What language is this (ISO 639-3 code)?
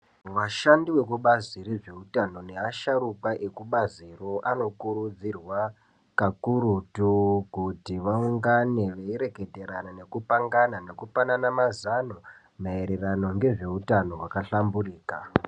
ndc